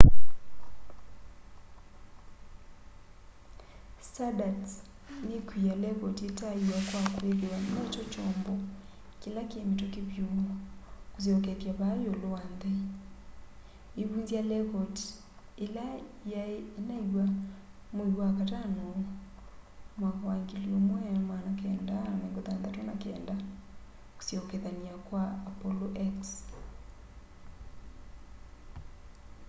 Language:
Kamba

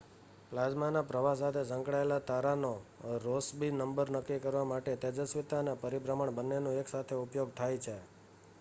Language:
Gujarati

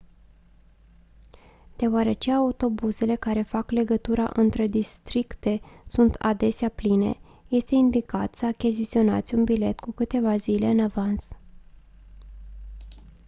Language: Romanian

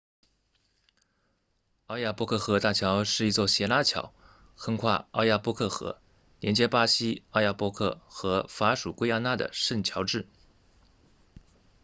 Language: Chinese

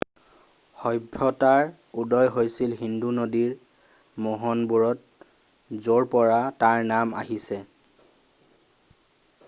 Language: Assamese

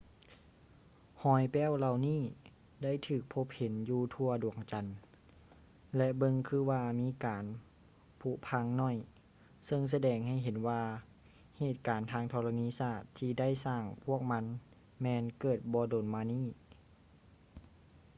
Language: Lao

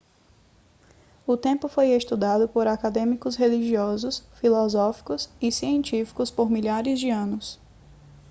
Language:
Portuguese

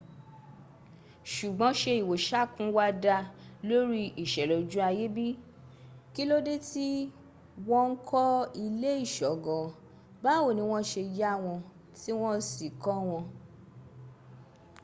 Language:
Yoruba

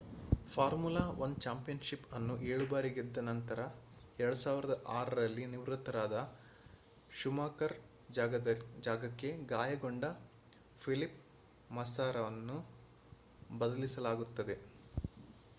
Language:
Kannada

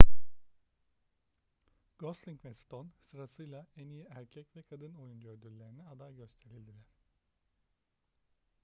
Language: Turkish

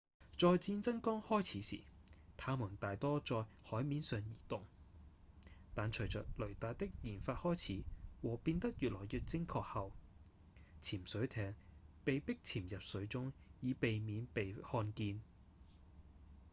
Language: Cantonese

